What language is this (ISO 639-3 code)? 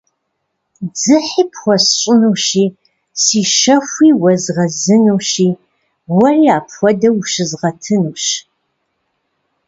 kbd